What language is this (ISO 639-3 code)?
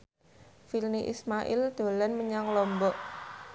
jav